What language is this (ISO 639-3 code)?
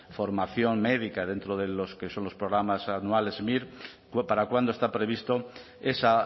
spa